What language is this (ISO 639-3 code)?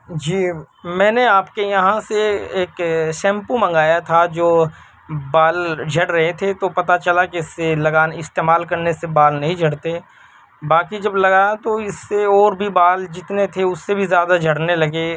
urd